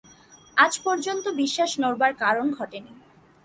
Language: Bangla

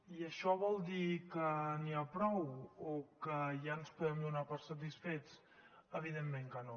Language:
Catalan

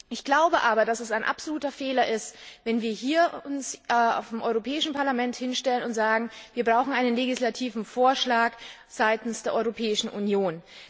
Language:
German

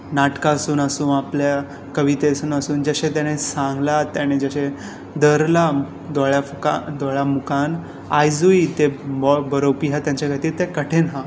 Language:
Konkani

